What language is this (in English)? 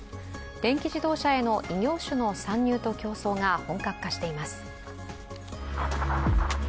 Japanese